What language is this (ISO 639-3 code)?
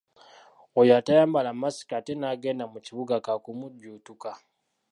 lug